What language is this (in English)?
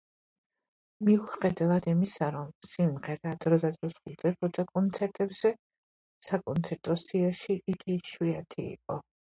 Georgian